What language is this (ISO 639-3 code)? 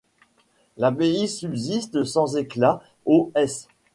fra